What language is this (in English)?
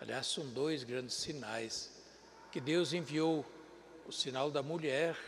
Portuguese